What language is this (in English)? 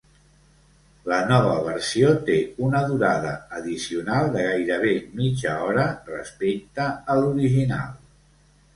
Catalan